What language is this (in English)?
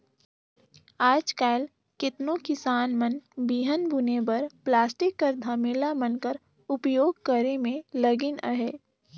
Chhattisgarhi